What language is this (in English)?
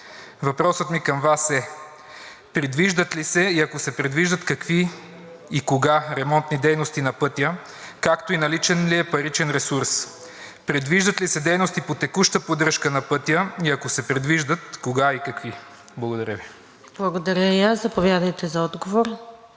Bulgarian